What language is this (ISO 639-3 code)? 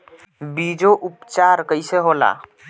bho